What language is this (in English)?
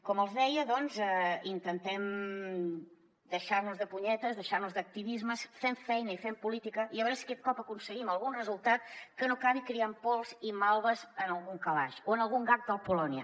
Catalan